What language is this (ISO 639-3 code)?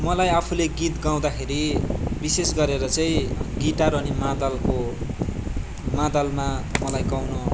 nep